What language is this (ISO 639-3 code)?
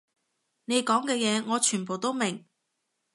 yue